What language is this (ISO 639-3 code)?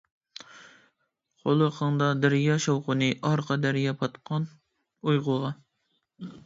uig